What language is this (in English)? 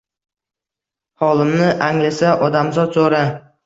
Uzbek